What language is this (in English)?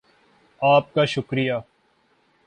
Urdu